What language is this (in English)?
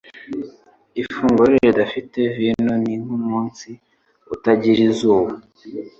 Kinyarwanda